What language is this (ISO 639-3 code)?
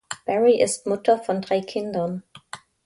deu